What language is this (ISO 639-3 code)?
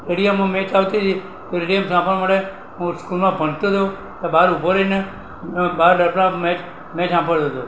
guj